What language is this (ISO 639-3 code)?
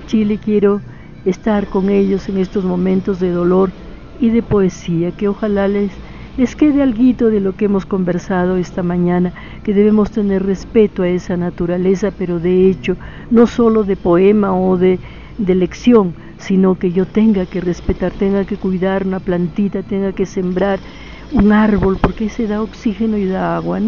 spa